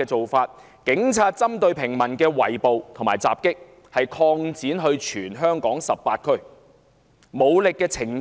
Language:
Cantonese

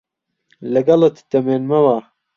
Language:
Central Kurdish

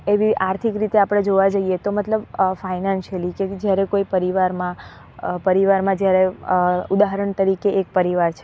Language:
Gujarati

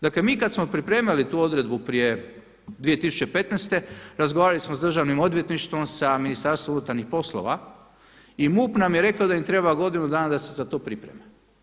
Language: Croatian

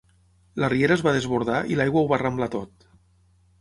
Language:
Catalan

